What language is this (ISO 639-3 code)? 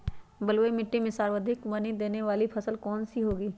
mag